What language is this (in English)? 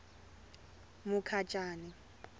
Tsonga